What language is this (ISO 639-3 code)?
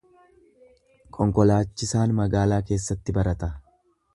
orm